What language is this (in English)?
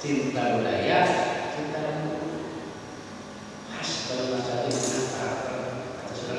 Indonesian